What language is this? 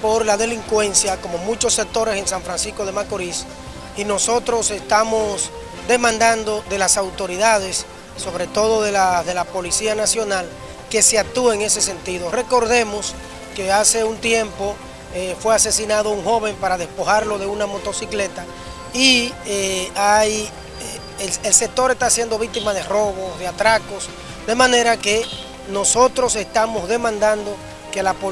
Spanish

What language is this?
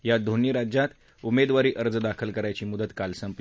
Marathi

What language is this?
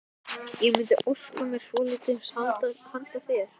Icelandic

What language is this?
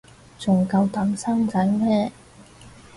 Cantonese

